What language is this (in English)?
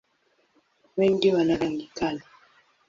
Swahili